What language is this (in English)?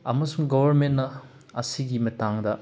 Manipuri